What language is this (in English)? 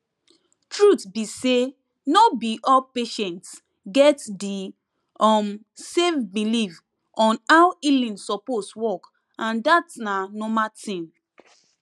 Nigerian Pidgin